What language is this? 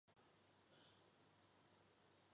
Chinese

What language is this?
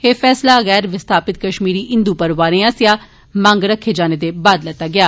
Dogri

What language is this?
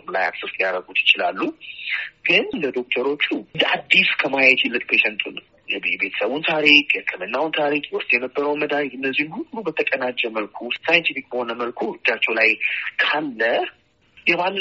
Amharic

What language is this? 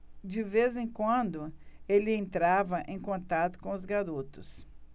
Portuguese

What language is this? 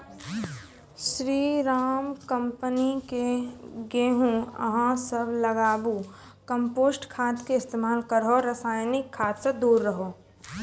Maithili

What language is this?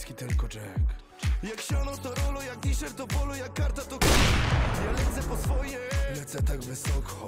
Polish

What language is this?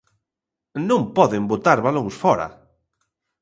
Galician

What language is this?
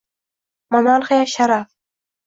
Uzbek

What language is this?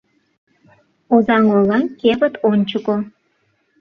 Mari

